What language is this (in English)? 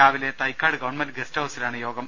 Malayalam